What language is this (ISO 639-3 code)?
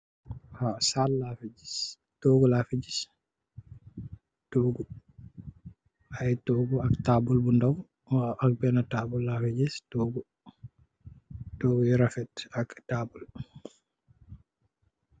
wol